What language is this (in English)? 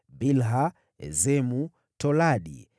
Swahili